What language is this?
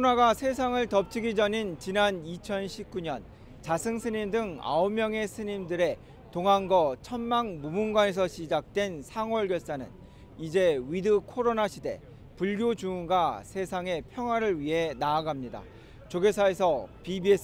Korean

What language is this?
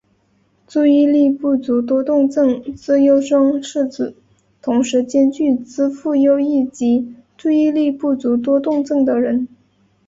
Chinese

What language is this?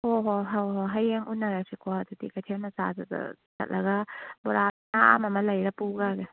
Manipuri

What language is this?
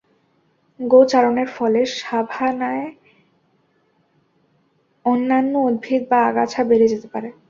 Bangla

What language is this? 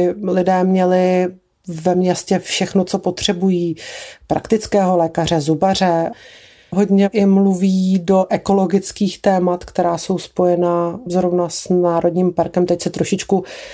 Czech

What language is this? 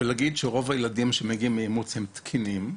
Hebrew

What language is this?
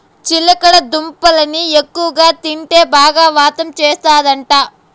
Telugu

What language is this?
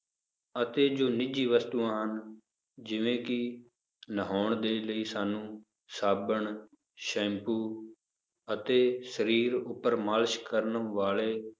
Punjabi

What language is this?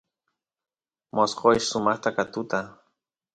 Santiago del Estero Quichua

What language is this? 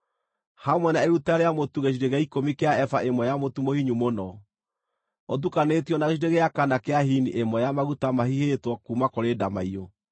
Kikuyu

